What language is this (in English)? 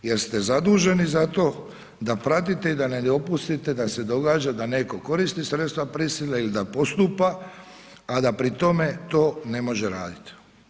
Croatian